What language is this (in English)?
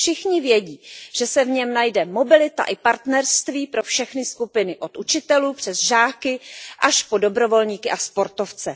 Czech